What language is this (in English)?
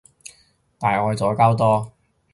Cantonese